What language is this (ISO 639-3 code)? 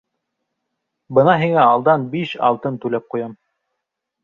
bak